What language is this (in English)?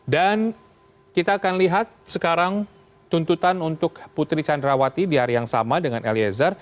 Indonesian